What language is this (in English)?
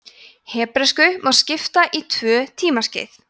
Icelandic